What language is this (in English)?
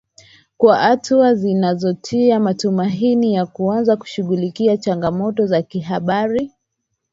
Swahili